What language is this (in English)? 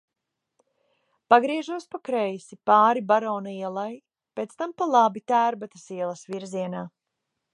Latvian